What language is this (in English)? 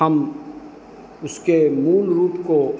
Hindi